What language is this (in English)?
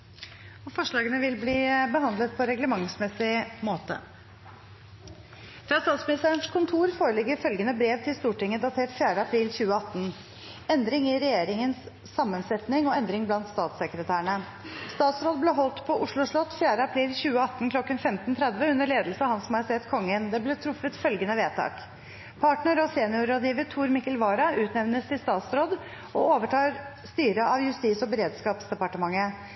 Norwegian